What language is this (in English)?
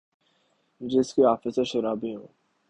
Urdu